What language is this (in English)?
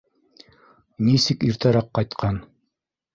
Bashkir